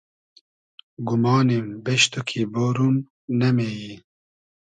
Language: Hazaragi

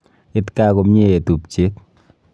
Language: Kalenjin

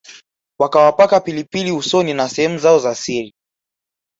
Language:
Swahili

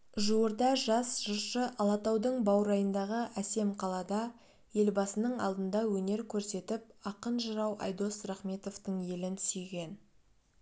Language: Kazakh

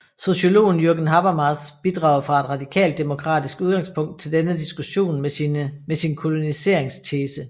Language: Danish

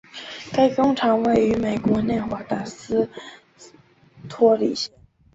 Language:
Chinese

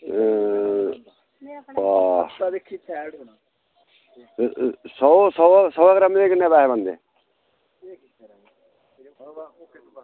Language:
Dogri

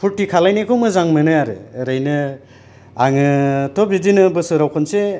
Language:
Bodo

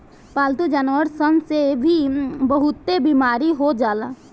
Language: Bhojpuri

